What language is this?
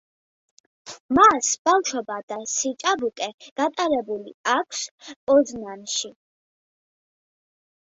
Georgian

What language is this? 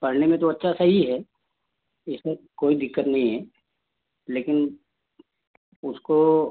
Hindi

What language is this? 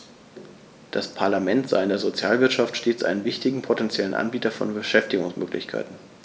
German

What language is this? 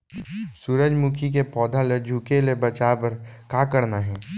Chhattisgarhi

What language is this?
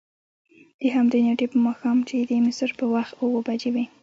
Pashto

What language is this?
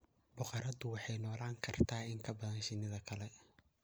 Somali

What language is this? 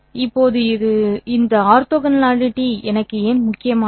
Tamil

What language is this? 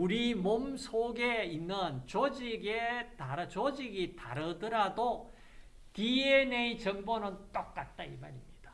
Korean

